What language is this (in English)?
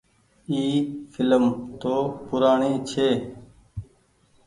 Goaria